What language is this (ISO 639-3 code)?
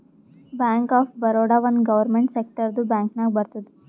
kan